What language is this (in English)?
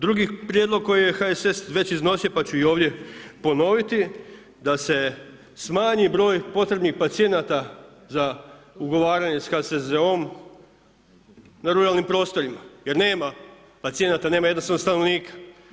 Croatian